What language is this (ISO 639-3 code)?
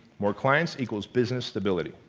eng